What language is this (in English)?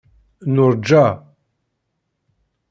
Kabyle